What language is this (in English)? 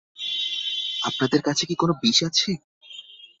Bangla